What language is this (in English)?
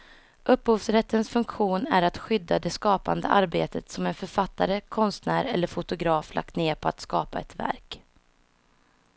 Swedish